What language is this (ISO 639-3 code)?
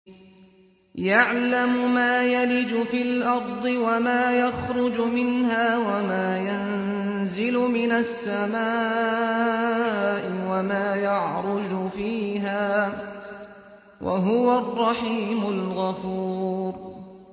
ara